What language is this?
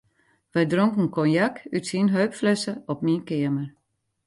Western Frisian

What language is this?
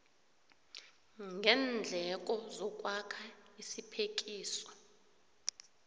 South Ndebele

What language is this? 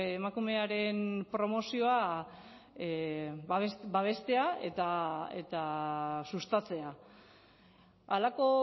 Basque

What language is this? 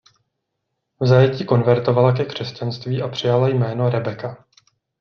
Czech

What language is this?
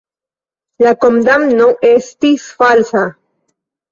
Esperanto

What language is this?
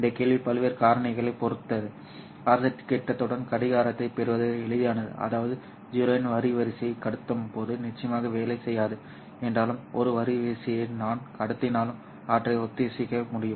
Tamil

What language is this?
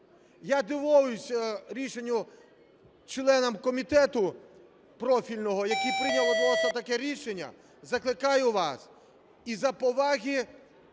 Ukrainian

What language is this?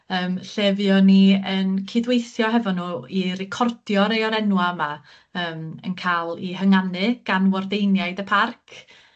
Welsh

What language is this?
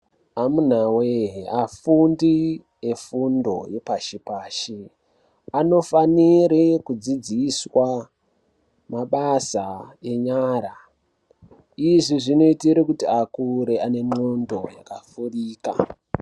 Ndau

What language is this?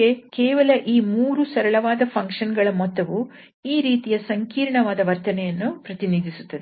Kannada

